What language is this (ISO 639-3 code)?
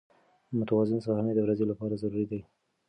pus